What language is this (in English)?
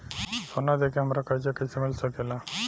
Bhojpuri